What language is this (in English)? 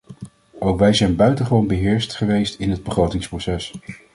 Dutch